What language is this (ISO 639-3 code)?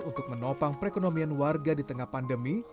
ind